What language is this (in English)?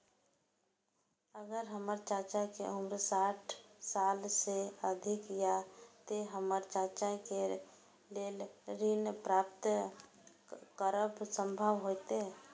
Maithili